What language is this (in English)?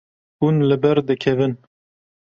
Kurdish